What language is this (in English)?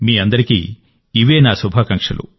Telugu